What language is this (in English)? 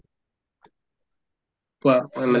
Assamese